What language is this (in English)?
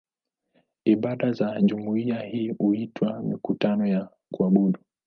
Swahili